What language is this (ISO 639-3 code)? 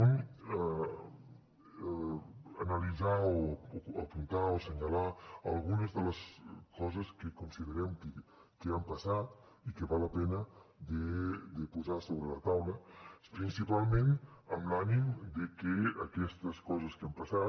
cat